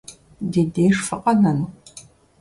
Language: Kabardian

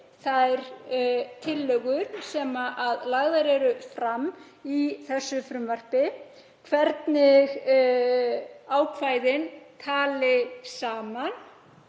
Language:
Icelandic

